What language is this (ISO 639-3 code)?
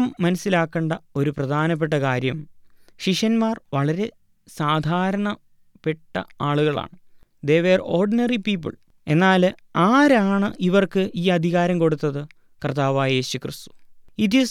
mal